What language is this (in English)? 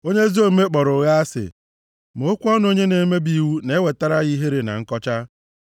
Igbo